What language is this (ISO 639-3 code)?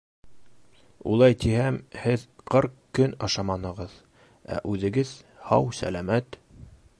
bak